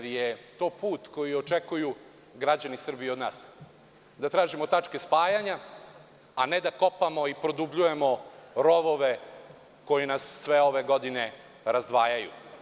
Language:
Serbian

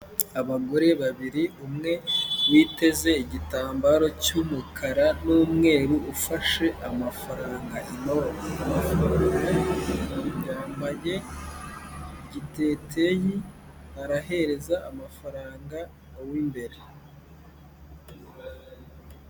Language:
Kinyarwanda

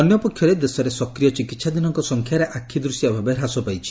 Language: Odia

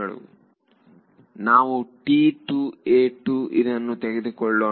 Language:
Kannada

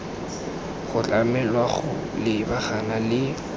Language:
Tswana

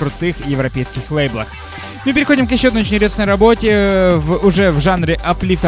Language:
Russian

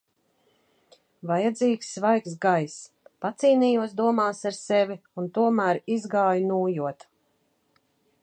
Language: Latvian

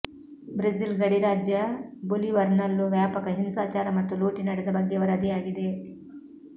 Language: Kannada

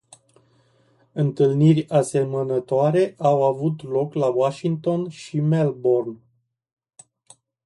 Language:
Romanian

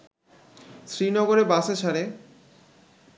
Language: Bangla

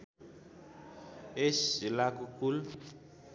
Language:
Nepali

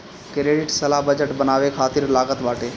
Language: Bhojpuri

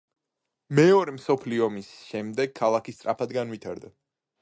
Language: Georgian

